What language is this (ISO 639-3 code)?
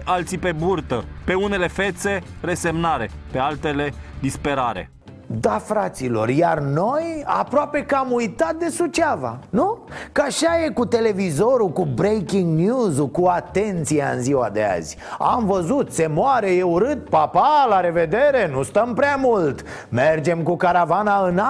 ron